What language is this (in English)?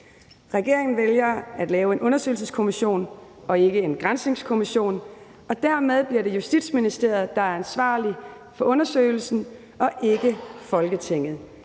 Danish